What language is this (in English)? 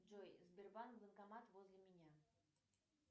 Russian